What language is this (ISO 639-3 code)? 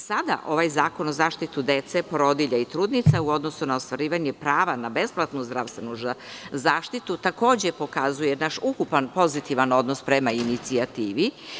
srp